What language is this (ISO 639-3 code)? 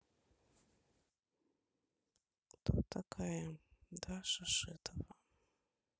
rus